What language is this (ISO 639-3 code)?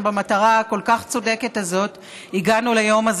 heb